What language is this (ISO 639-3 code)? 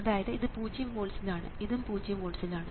mal